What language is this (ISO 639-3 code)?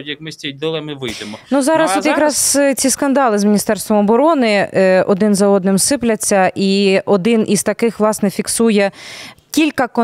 ukr